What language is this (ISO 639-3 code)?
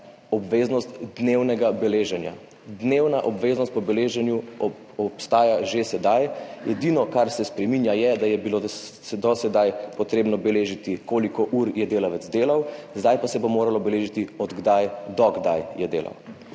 slv